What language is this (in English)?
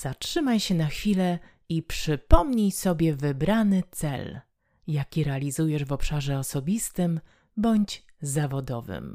Polish